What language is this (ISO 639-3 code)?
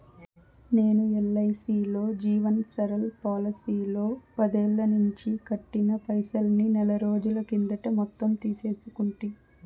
tel